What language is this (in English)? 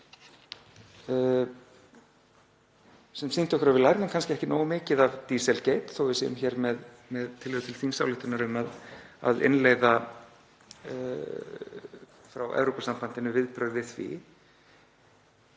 Icelandic